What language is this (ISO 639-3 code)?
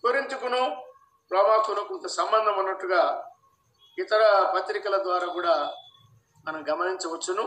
tel